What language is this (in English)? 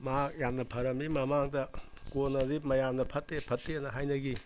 Manipuri